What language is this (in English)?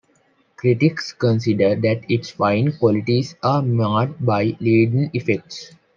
English